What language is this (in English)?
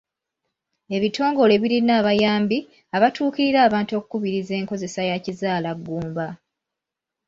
Ganda